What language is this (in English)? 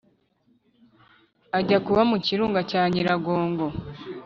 Kinyarwanda